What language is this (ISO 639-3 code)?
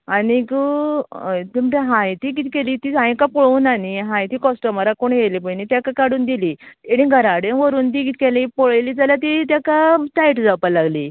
kok